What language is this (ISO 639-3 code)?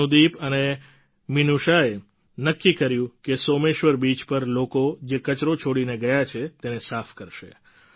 guj